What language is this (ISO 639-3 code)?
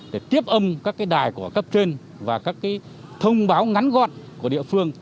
vie